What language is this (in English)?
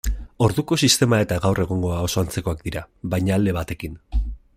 Basque